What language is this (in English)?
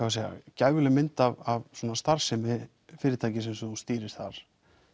Icelandic